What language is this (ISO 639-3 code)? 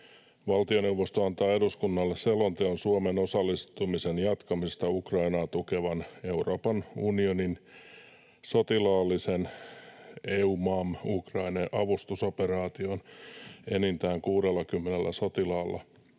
fin